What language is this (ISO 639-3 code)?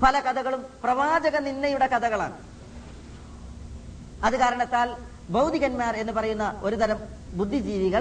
mal